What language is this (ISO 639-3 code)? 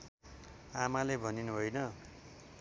nep